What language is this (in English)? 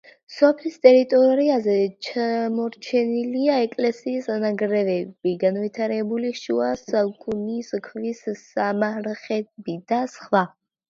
Georgian